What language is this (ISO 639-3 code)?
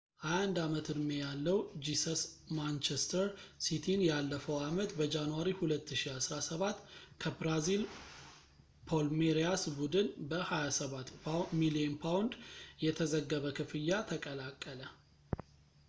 amh